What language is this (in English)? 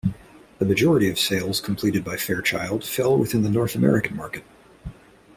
English